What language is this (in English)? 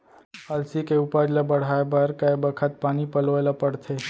Chhattisgarhi